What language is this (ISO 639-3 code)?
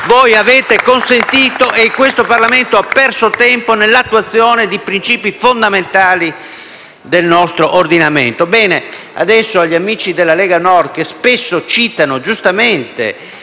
ita